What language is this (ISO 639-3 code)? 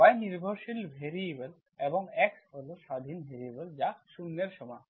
ben